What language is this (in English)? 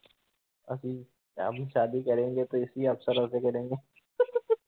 Punjabi